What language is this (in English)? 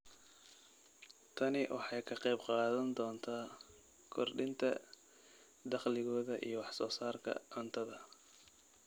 Somali